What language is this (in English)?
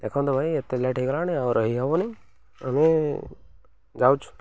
Odia